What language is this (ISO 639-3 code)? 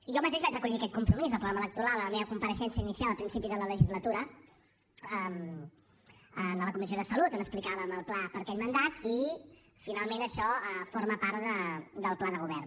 cat